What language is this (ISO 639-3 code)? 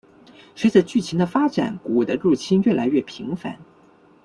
zho